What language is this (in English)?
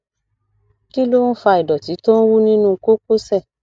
Yoruba